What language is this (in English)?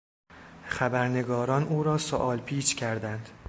Persian